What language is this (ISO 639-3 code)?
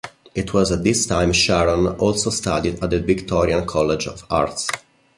eng